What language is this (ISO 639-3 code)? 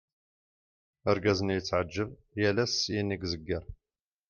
kab